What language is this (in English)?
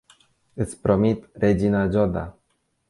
Romanian